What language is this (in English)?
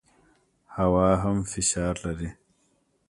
Pashto